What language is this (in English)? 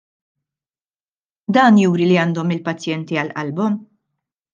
Maltese